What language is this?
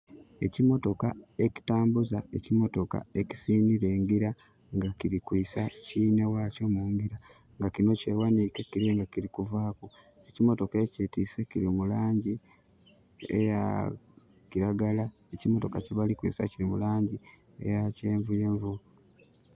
Soga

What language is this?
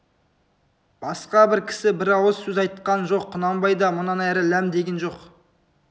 Kazakh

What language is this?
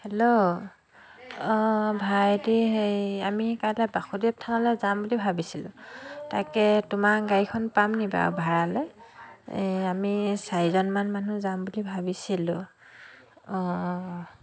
Assamese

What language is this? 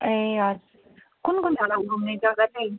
Nepali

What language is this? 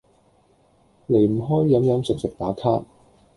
Cantonese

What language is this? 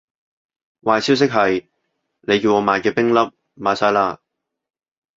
Cantonese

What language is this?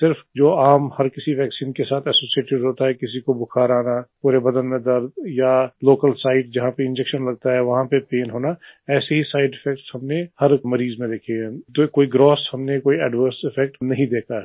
Hindi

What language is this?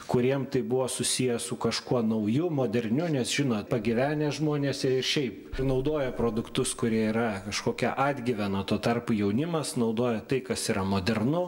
Lithuanian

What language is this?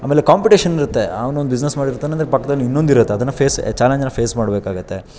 Kannada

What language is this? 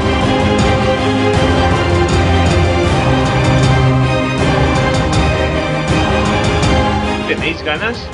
Spanish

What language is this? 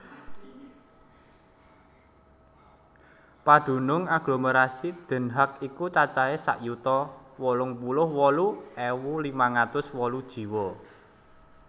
Javanese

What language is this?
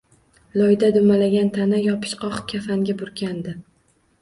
Uzbek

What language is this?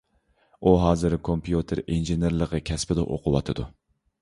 Uyghur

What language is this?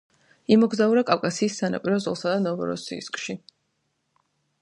Georgian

